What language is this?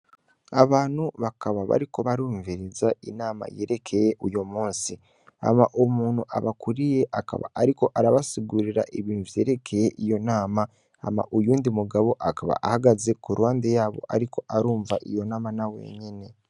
Rundi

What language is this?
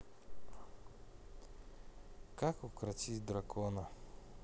Russian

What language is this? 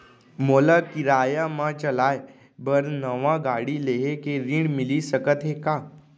Chhattisgarhi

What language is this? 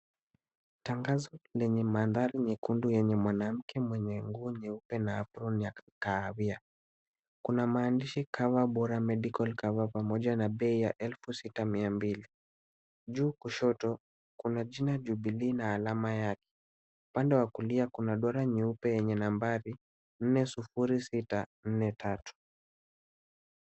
Swahili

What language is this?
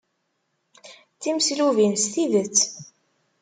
Kabyle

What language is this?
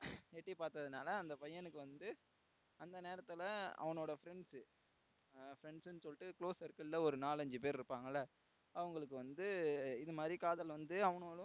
Tamil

